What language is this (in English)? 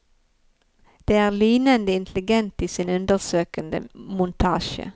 Norwegian